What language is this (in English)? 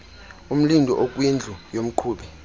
Xhosa